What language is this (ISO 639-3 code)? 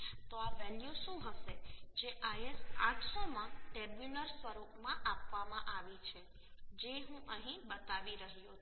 guj